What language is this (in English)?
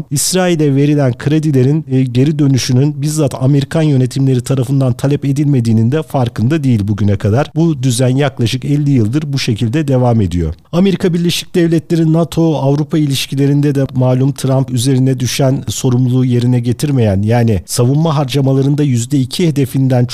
Turkish